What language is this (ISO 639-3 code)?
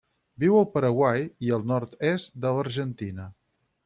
cat